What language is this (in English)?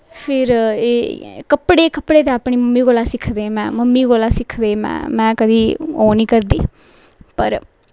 Dogri